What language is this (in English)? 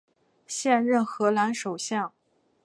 Chinese